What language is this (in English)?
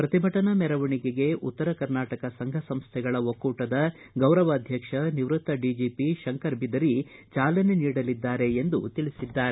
Kannada